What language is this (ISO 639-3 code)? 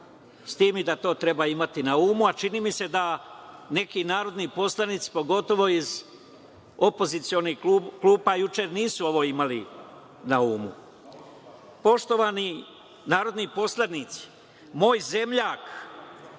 srp